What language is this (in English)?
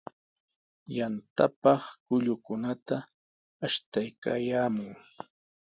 Sihuas Ancash Quechua